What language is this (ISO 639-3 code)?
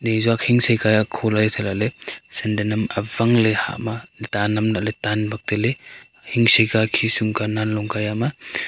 nnp